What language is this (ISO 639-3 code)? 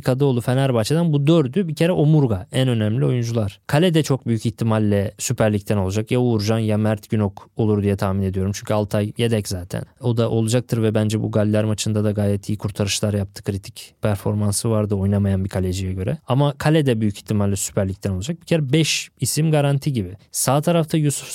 tur